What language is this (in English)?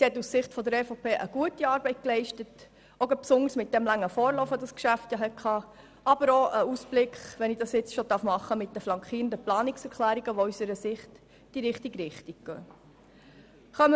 Swiss German